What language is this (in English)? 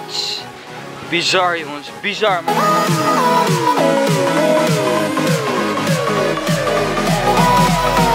Dutch